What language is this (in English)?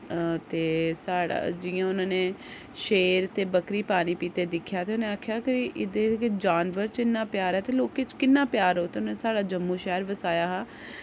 Dogri